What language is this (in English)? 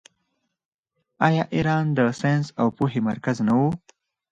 Pashto